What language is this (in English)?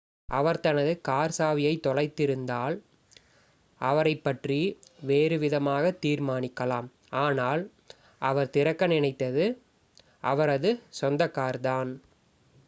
Tamil